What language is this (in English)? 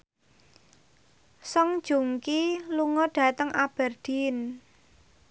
Javanese